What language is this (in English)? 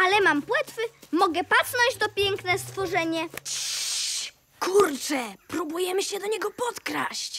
Polish